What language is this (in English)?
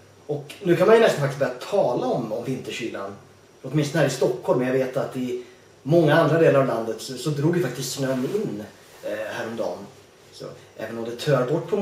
Swedish